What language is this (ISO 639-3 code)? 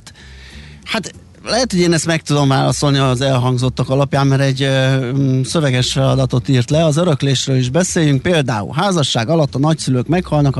hun